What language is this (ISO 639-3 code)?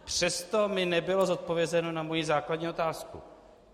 ces